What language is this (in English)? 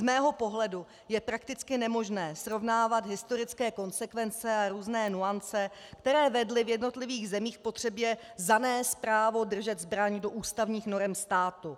Czech